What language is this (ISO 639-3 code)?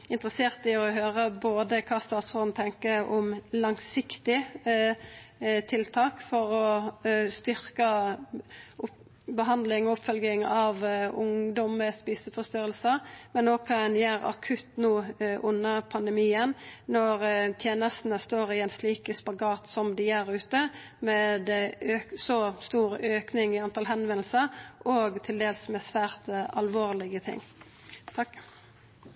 nno